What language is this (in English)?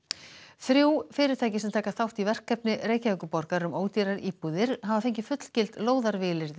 Icelandic